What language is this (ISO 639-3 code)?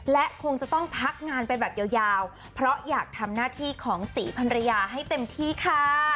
tha